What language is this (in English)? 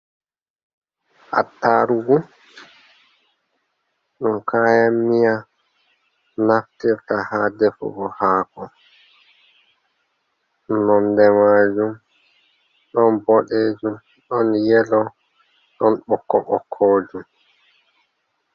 Fula